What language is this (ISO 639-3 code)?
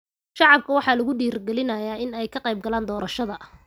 som